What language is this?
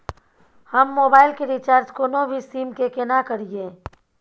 Maithili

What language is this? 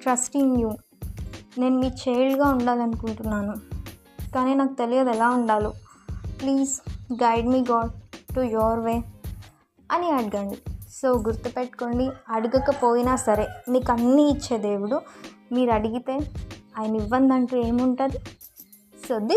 Telugu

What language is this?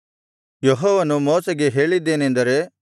Kannada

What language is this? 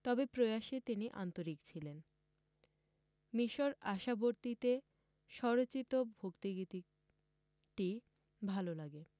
Bangla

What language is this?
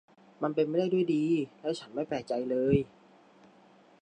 Thai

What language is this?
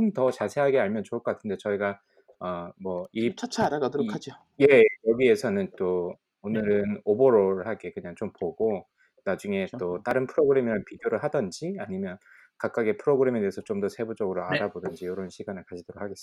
Korean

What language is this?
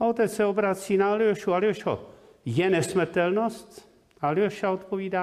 Czech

